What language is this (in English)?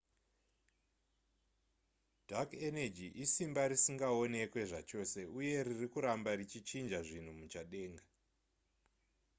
Shona